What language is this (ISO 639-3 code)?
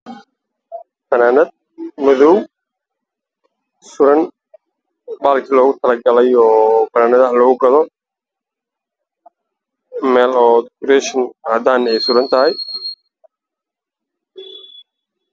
som